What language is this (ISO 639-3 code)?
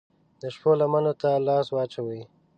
pus